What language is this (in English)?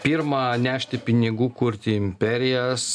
Lithuanian